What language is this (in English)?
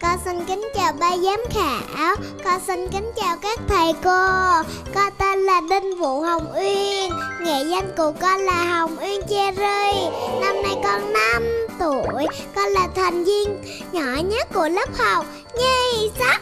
Vietnamese